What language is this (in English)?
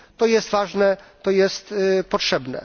Polish